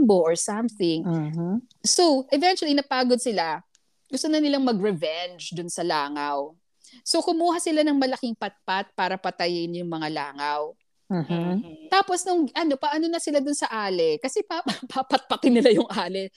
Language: Filipino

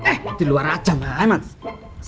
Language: Indonesian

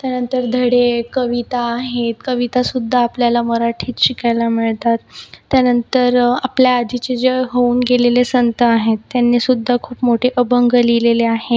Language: Marathi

